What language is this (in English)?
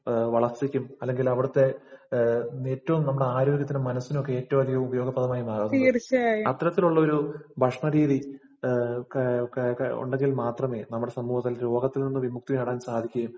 Malayalam